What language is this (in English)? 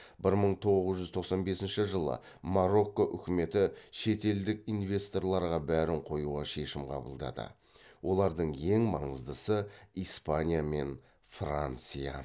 Kazakh